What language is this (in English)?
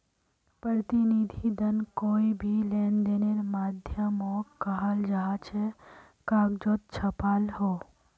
Magahi